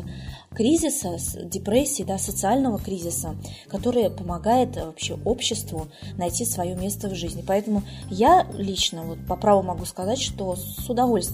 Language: Russian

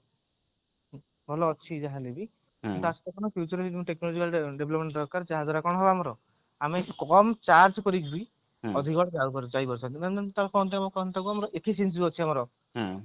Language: Odia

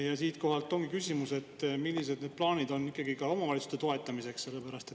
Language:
Estonian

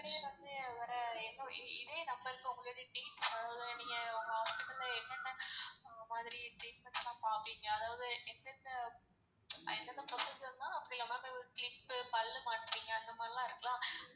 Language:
Tamil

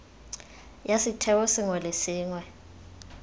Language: Tswana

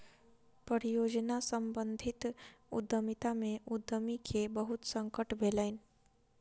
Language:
Maithili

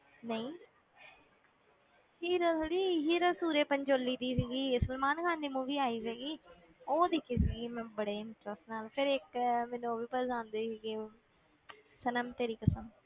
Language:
Punjabi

